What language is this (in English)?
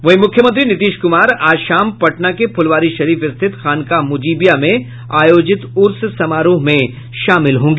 Hindi